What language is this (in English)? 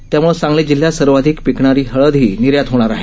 Marathi